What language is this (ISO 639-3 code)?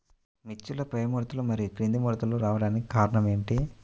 tel